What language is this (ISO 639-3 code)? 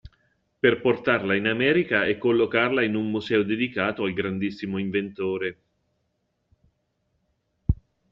ita